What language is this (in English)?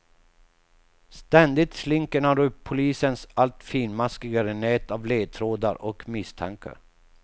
Swedish